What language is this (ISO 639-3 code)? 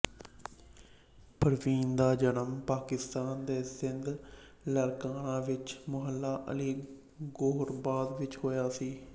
pan